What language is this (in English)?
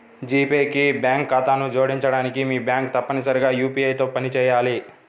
Telugu